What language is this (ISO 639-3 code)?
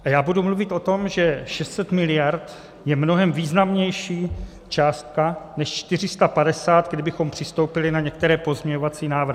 ces